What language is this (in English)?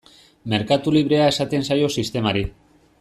Basque